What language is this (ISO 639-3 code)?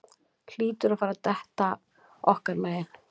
isl